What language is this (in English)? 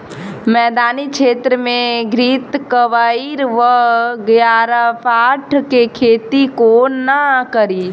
Maithili